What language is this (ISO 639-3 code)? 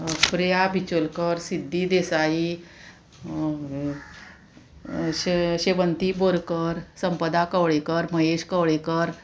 kok